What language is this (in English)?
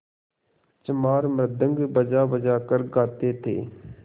Hindi